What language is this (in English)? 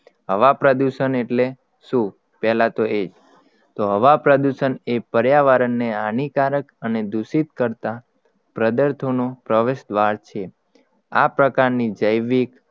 Gujarati